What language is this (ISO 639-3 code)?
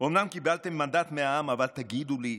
heb